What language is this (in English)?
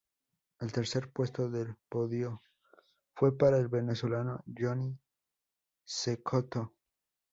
Spanish